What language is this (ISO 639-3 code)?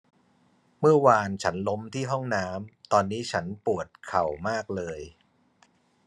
tha